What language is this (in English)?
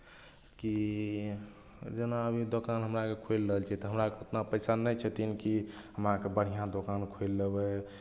Maithili